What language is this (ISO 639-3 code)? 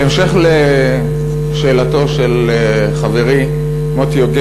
heb